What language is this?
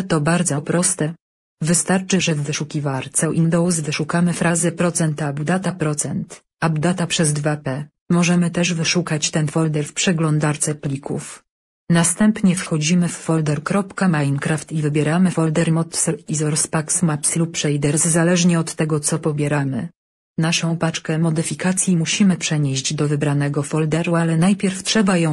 Polish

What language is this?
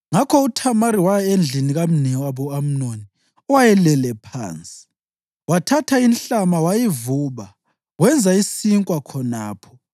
North Ndebele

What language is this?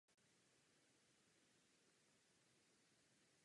Czech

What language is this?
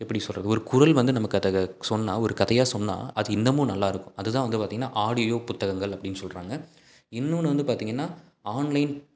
Tamil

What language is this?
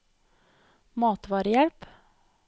Norwegian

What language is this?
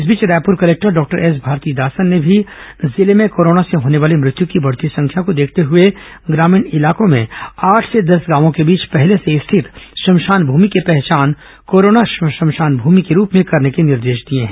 Hindi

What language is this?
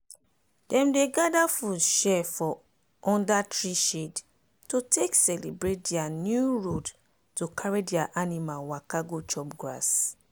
Nigerian Pidgin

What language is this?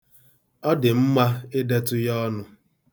Igbo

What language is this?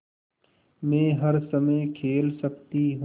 Hindi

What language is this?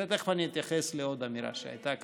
Hebrew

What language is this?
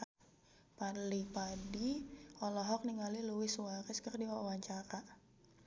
Sundanese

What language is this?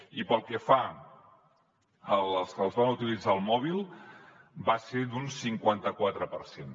Catalan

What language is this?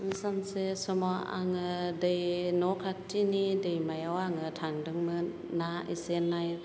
Bodo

